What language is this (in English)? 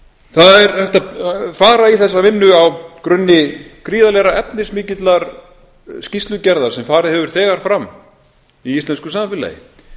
Icelandic